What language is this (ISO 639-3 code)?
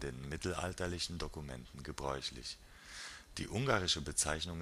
deu